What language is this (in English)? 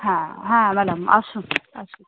Bangla